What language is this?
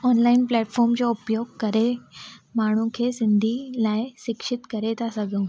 Sindhi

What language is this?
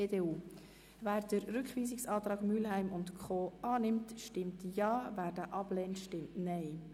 Swiss German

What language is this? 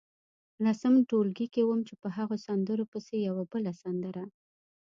Pashto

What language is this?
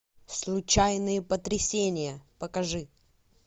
Russian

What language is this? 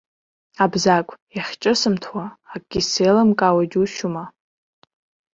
Abkhazian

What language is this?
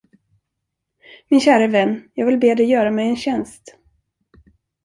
Swedish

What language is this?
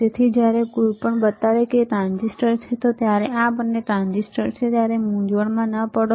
Gujarati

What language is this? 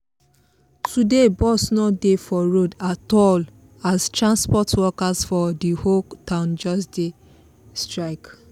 Nigerian Pidgin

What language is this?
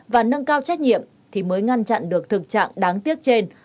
Vietnamese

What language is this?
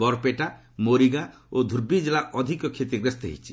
Odia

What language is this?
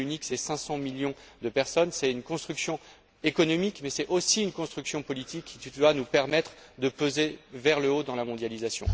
French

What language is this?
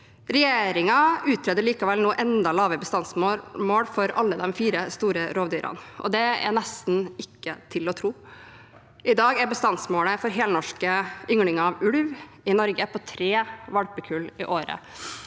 Norwegian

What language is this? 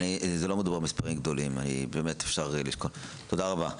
Hebrew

